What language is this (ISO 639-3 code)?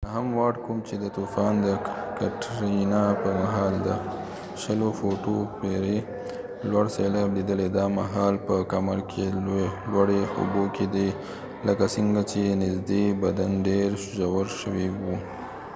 pus